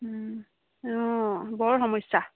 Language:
Assamese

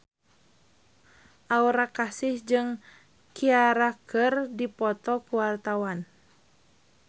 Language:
Sundanese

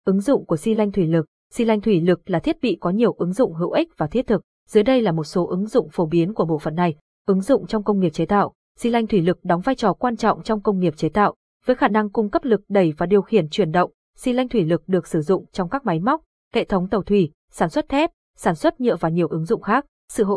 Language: Vietnamese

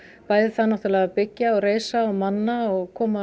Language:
Icelandic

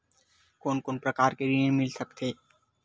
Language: Chhattisgarhi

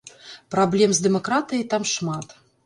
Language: Belarusian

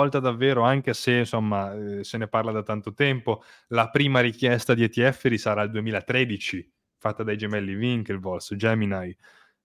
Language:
Italian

